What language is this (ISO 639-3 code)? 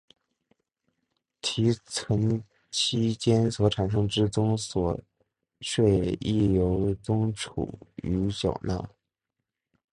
zho